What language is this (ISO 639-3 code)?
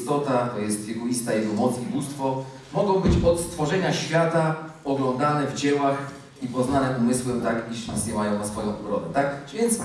pol